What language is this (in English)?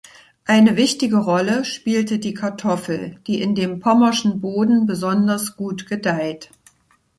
German